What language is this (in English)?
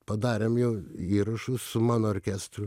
Lithuanian